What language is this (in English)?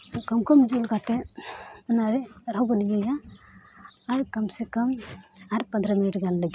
Santali